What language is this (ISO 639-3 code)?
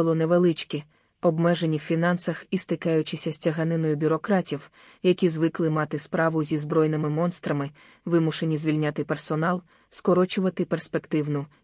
ukr